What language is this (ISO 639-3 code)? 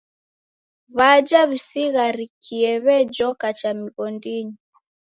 dav